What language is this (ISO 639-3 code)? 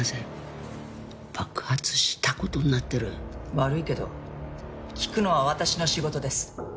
jpn